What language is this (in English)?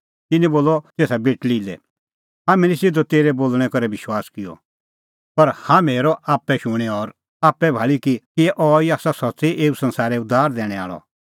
Kullu Pahari